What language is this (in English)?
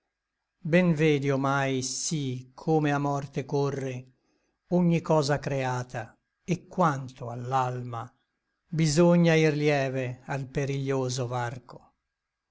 Italian